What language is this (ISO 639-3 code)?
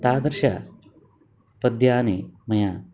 san